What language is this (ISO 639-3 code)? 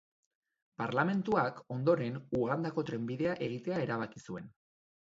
eus